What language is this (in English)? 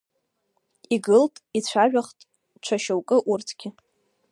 Abkhazian